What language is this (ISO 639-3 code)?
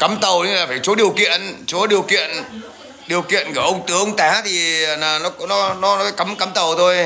vie